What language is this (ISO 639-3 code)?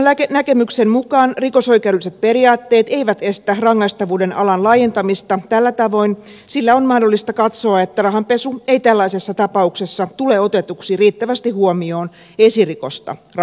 fin